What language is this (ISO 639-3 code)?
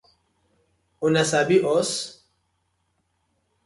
pcm